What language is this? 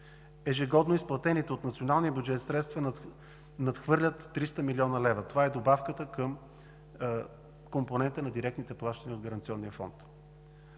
Bulgarian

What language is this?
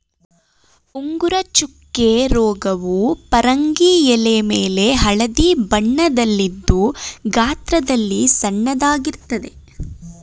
Kannada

